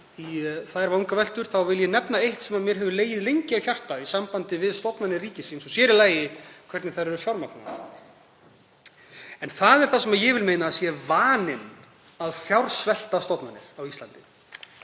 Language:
Icelandic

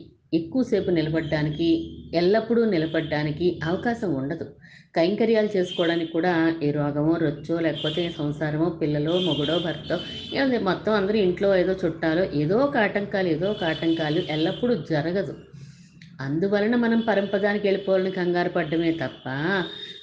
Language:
Telugu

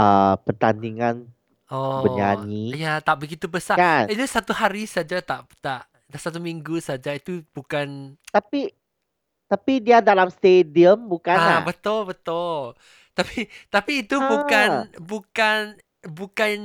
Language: Malay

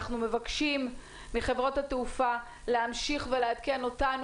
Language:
Hebrew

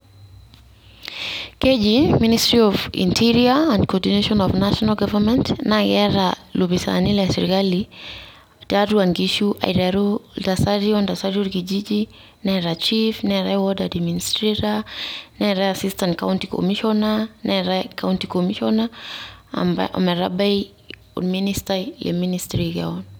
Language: Masai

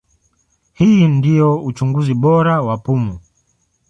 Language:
Swahili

